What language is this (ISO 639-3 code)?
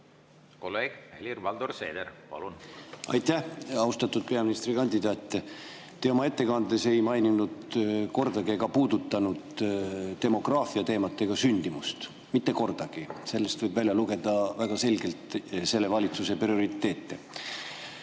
est